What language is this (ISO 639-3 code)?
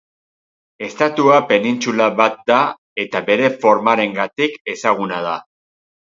eus